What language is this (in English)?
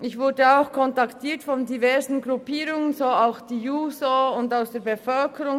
Swiss German